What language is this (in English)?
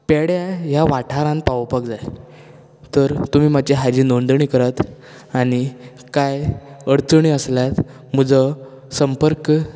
Konkani